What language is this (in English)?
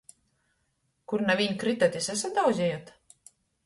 Latgalian